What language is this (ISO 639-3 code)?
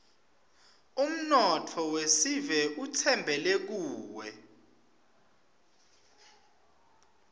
ssw